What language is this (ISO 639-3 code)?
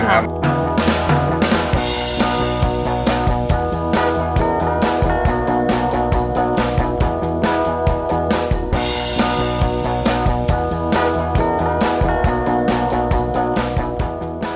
tha